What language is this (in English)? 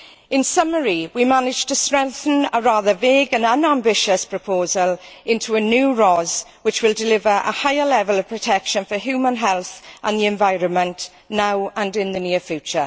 English